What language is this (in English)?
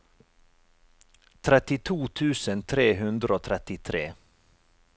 Norwegian